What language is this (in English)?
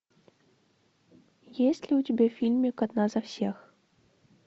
Russian